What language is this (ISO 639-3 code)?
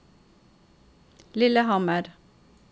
nor